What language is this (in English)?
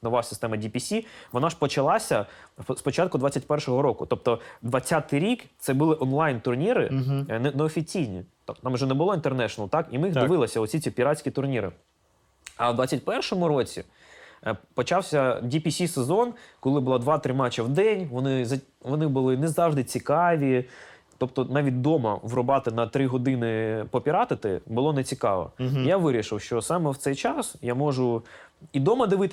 Ukrainian